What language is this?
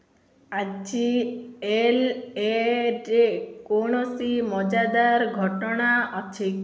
Odia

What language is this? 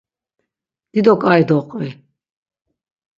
Laz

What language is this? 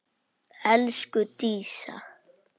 Icelandic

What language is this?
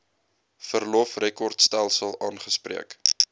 Afrikaans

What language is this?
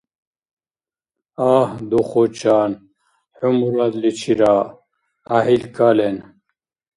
Dargwa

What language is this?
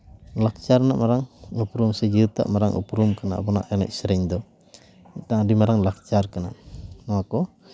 Santali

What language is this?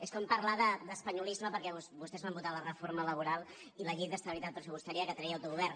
Catalan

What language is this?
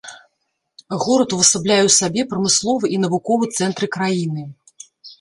Belarusian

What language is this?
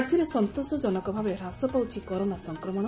Odia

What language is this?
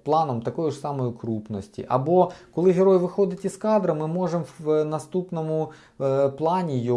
Ukrainian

